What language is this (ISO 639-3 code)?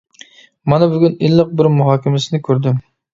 uig